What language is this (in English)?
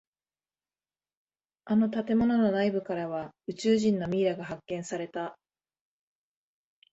Japanese